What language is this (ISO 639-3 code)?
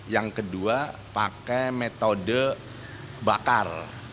ind